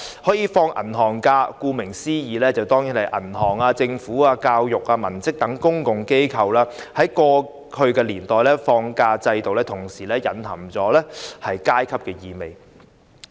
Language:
Cantonese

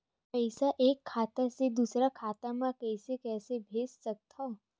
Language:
Chhattisgarhi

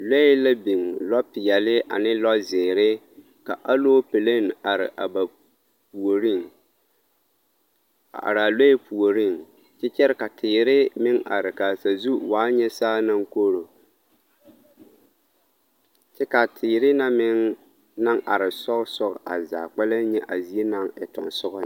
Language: Southern Dagaare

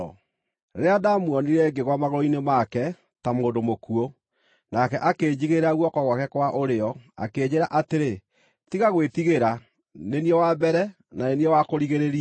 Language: Kikuyu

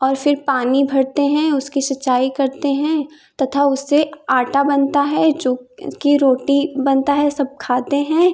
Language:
Hindi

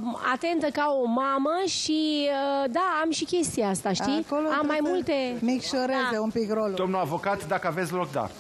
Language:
Romanian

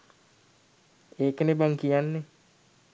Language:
Sinhala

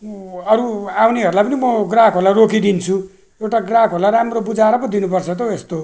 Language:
Nepali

